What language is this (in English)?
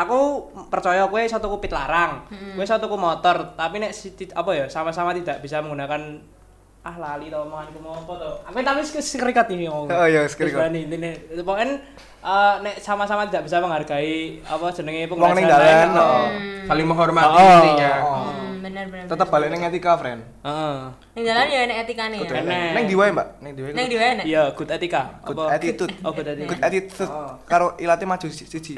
Indonesian